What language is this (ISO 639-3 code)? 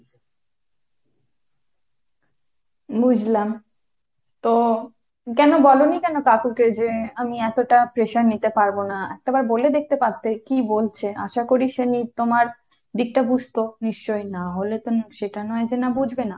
ben